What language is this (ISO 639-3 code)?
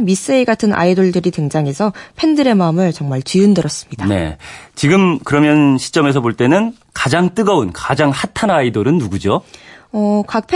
kor